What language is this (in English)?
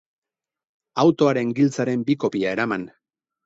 Basque